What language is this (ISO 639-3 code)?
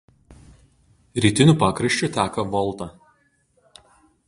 lit